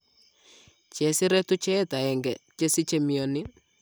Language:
Kalenjin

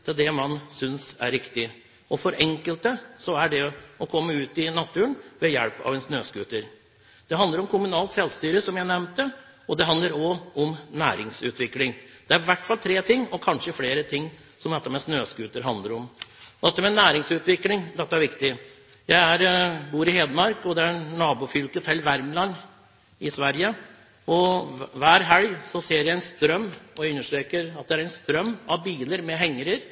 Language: Norwegian Bokmål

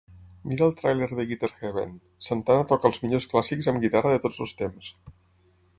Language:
Catalan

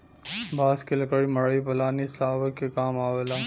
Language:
Bhojpuri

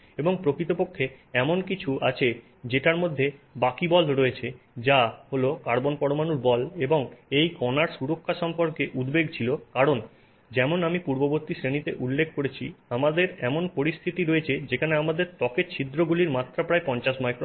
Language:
Bangla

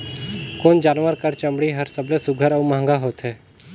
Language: Chhattisgarhi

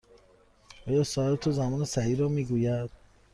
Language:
Persian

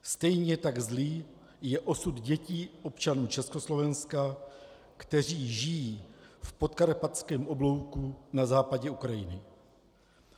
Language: Czech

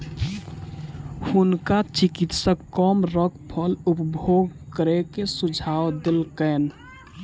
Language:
Maithili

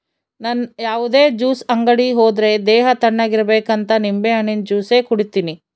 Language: Kannada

